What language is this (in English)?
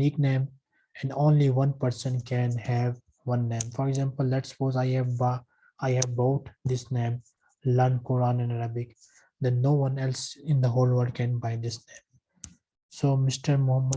English